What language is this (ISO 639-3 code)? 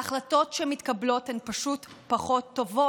heb